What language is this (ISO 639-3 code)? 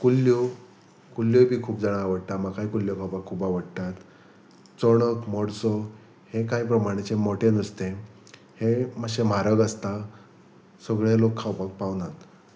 kok